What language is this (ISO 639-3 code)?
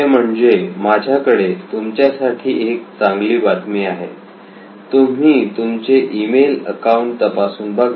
mar